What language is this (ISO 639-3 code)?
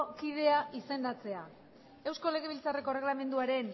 eus